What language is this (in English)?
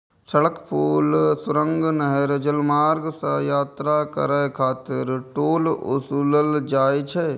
Maithili